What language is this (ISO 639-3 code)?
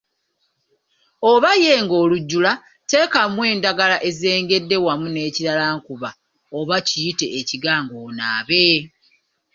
lug